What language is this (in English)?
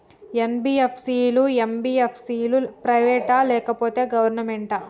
Telugu